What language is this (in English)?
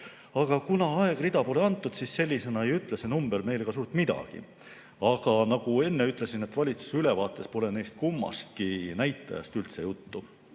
Estonian